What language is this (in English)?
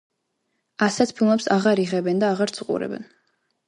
Georgian